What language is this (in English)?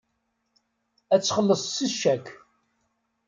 Kabyle